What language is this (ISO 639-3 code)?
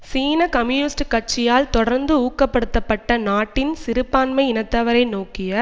tam